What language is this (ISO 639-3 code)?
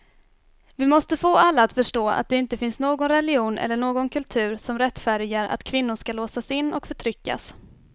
swe